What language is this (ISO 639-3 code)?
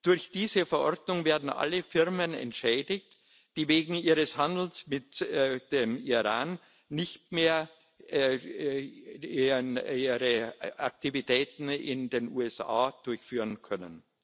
deu